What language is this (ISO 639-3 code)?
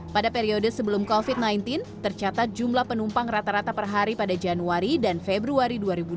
ind